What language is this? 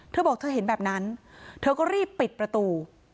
Thai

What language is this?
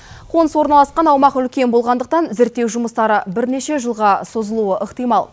Kazakh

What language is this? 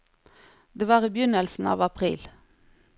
Norwegian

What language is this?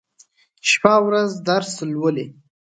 Pashto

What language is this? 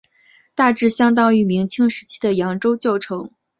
Chinese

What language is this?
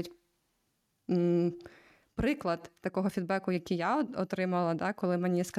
Ukrainian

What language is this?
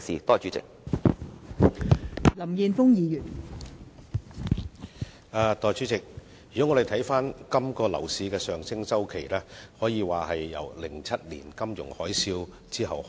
Cantonese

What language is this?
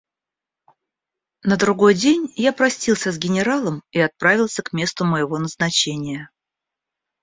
Russian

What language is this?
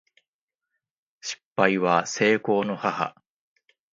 Japanese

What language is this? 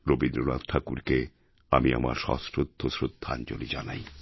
Bangla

